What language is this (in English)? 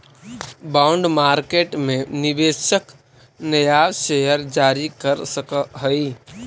Magahi